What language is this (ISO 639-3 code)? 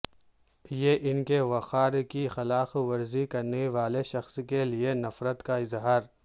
urd